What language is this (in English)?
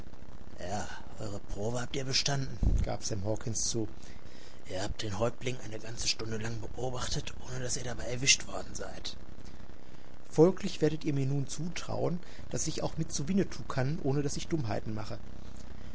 German